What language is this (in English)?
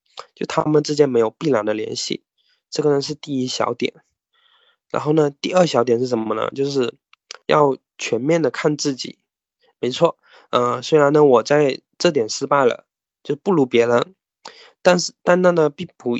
Chinese